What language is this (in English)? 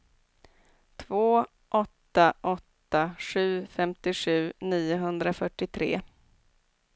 Swedish